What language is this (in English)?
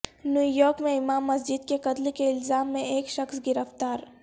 Urdu